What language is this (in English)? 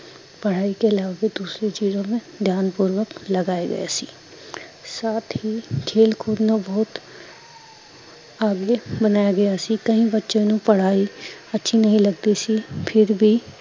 Punjabi